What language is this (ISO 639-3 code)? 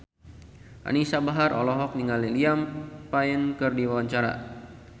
sun